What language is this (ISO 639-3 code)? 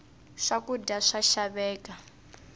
tso